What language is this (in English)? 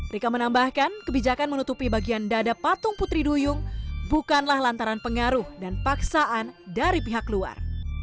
Indonesian